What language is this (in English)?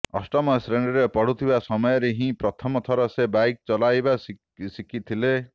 Odia